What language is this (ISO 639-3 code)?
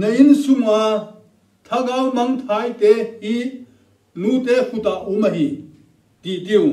tur